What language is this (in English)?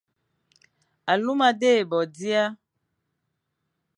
Fang